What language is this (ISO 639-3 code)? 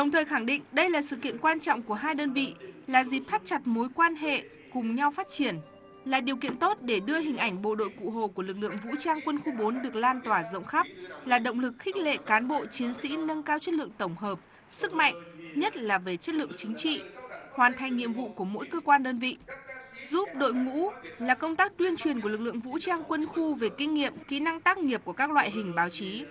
vie